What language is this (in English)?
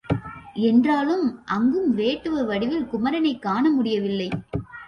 Tamil